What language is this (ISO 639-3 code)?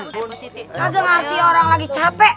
ind